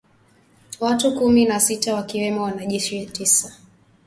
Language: Swahili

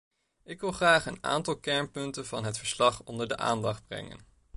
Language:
Dutch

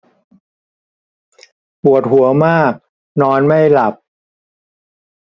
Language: Thai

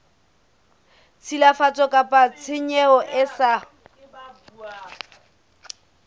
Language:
Southern Sotho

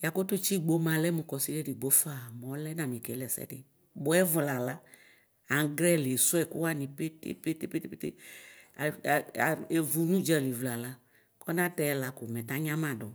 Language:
Ikposo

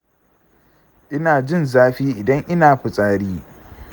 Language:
Hausa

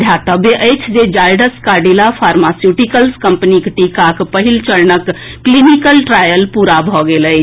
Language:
Maithili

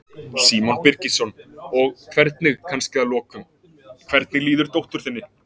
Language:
Icelandic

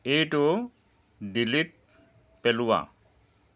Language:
Assamese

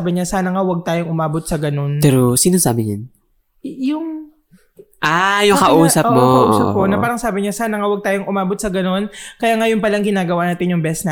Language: Filipino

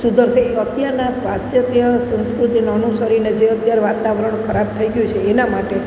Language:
Gujarati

